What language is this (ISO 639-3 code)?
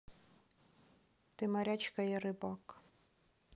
rus